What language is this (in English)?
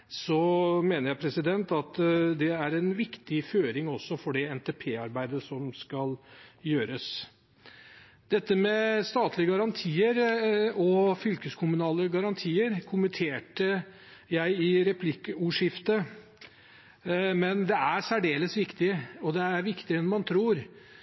Norwegian Bokmål